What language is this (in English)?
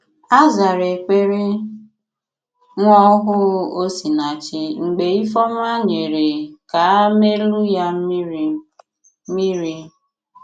Igbo